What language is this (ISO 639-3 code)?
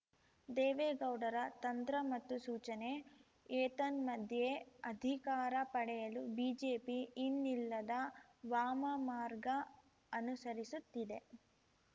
kan